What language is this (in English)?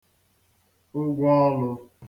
Igbo